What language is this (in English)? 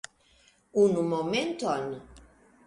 Esperanto